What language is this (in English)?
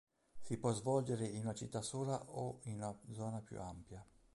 Italian